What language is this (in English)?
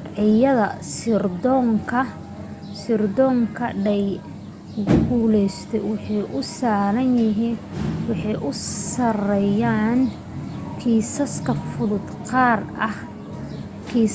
Somali